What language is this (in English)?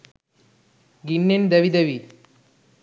Sinhala